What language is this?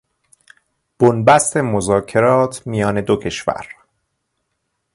Persian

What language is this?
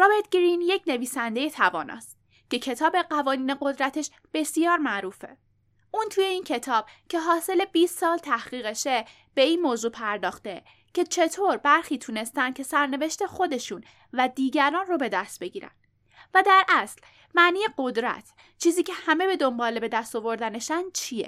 Persian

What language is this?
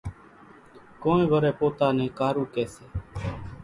Kachi Koli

